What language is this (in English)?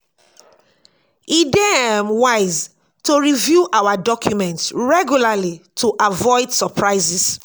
Nigerian Pidgin